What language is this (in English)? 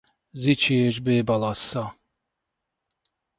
Hungarian